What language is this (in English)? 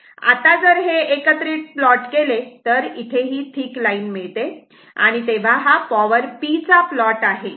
Marathi